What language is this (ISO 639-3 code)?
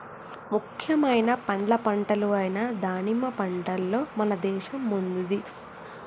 tel